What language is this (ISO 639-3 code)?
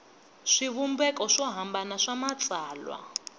tso